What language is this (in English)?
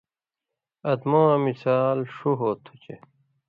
Indus Kohistani